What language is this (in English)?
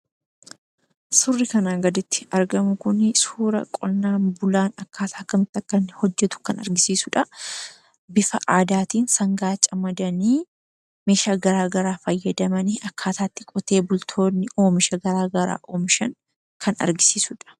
Oromo